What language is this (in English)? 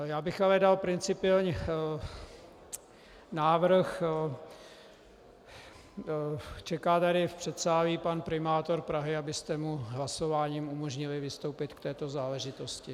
Czech